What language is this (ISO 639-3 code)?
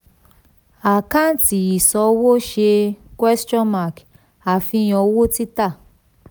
yor